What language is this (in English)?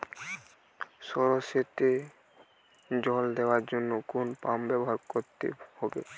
Bangla